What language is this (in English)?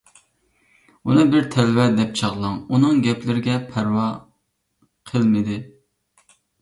Uyghur